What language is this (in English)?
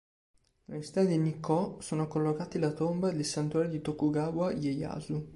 Italian